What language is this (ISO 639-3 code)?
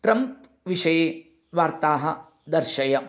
san